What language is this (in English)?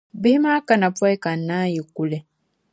Dagbani